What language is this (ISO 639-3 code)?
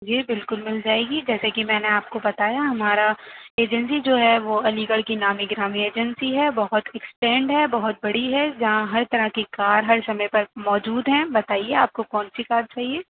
urd